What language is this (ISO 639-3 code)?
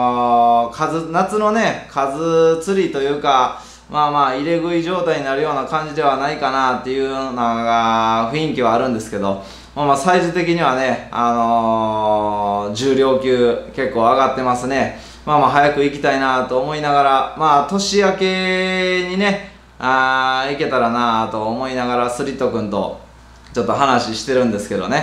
jpn